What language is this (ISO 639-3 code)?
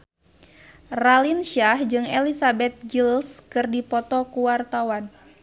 sun